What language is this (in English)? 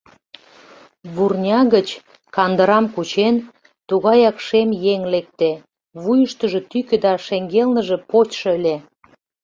Mari